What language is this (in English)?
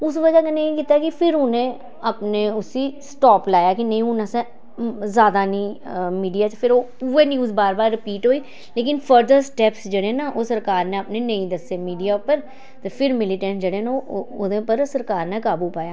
Dogri